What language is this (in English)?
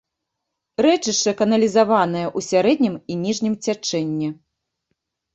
Belarusian